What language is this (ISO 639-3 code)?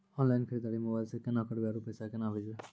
mai